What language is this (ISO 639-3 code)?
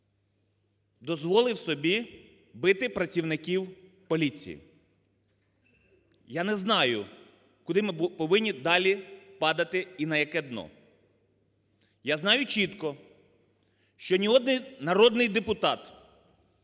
ukr